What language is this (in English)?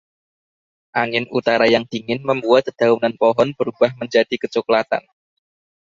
Indonesian